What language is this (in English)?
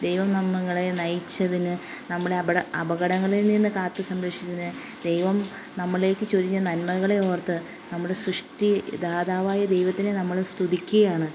Malayalam